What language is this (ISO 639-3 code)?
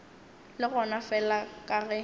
nso